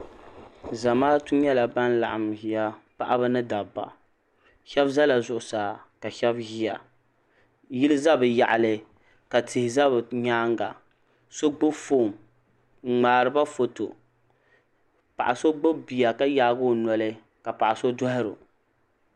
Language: Dagbani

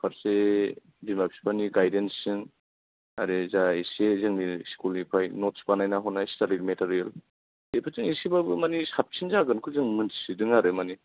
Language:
Bodo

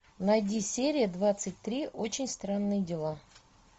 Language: Russian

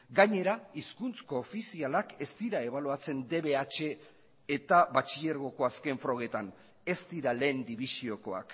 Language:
Basque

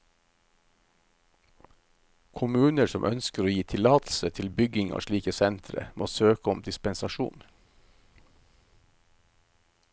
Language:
Norwegian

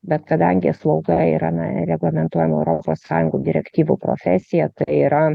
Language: Lithuanian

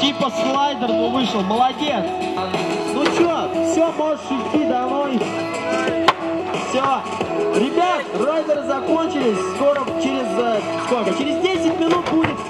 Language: Russian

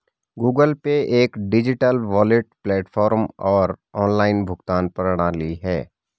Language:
Hindi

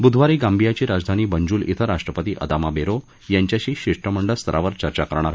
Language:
Marathi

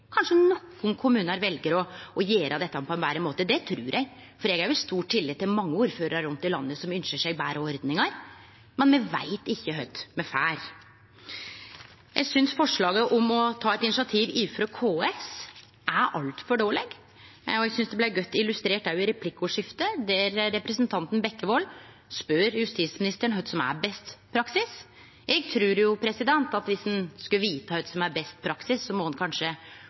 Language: Norwegian Nynorsk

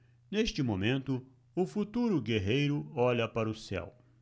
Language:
Portuguese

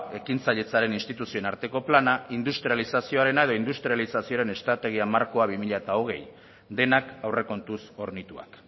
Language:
Basque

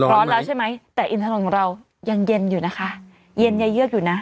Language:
Thai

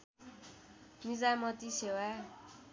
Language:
Nepali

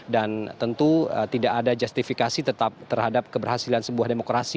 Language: Indonesian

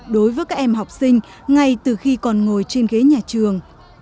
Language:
Vietnamese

